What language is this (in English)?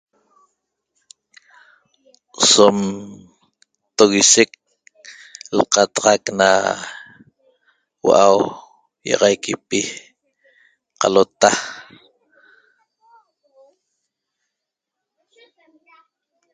Toba